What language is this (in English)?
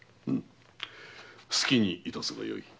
Japanese